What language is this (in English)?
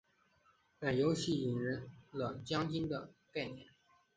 Chinese